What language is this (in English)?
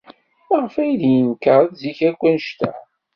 Kabyle